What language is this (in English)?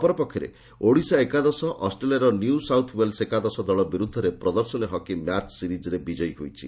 Odia